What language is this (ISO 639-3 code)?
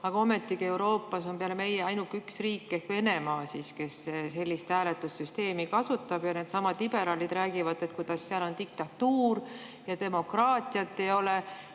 est